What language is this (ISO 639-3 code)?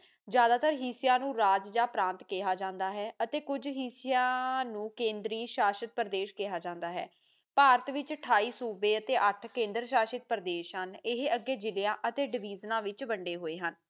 pan